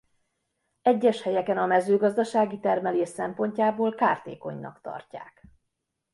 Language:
Hungarian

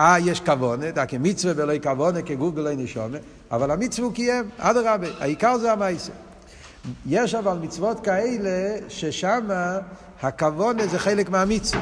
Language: Hebrew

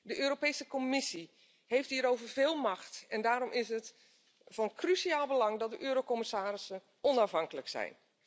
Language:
Dutch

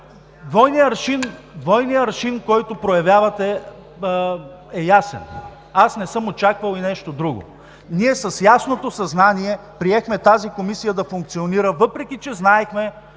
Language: Bulgarian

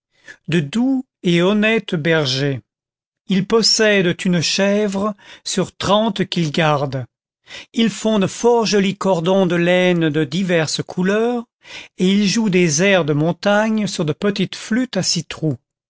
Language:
French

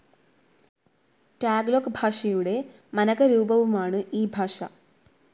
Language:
Malayalam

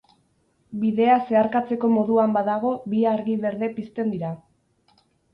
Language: Basque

